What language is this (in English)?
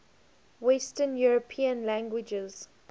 English